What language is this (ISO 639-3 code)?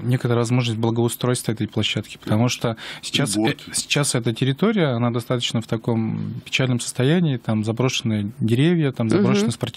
rus